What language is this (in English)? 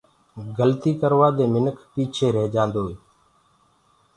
Gurgula